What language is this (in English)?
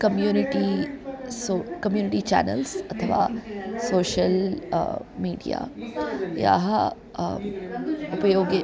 Sanskrit